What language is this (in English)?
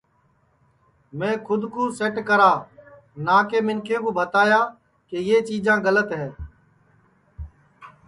Sansi